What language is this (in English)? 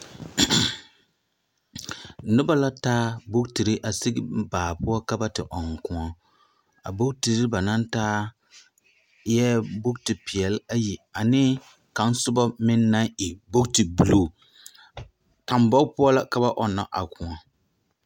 Southern Dagaare